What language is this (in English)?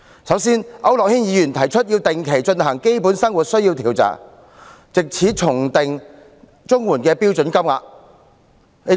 Cantonese